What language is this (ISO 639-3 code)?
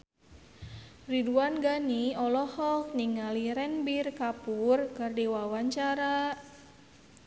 sun